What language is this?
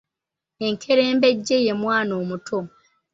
Ganda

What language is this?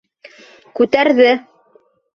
Bashkir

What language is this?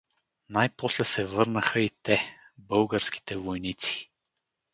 Bulgarian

